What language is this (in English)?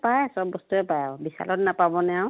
Assamese